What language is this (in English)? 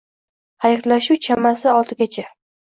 Uzbek